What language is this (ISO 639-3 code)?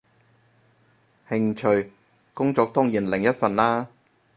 yue